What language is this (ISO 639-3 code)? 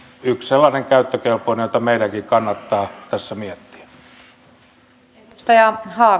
fin